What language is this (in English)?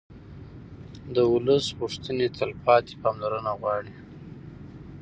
Pashto